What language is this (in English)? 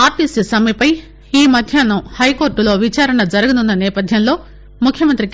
Telugu